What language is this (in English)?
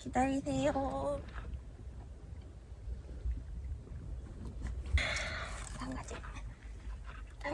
Korean